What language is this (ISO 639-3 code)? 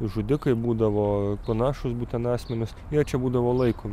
lit